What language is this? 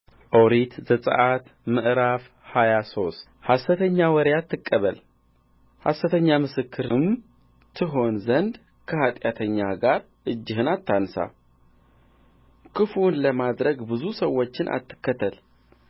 Amharic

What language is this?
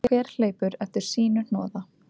Icelandic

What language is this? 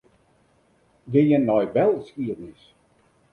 Western Frisian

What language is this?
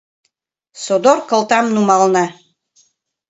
Mari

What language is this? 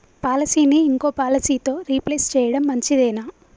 Telugu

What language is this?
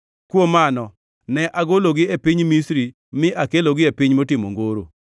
Luo (Kenya and Tanzania)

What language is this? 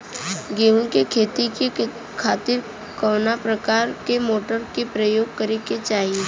Bhojpuri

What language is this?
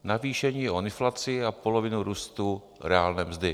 Czech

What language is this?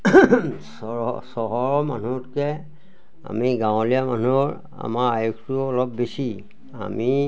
Assamese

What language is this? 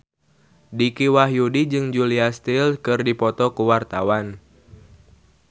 Sundanese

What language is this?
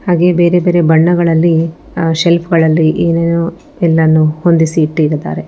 Kannada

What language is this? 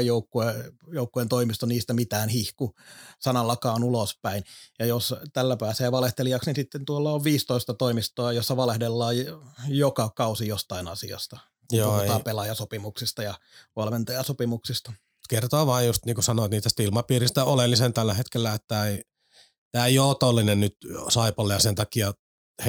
Finnish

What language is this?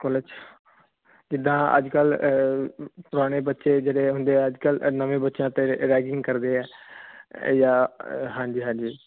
Punjabi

